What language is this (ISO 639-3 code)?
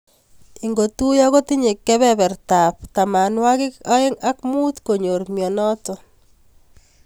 kln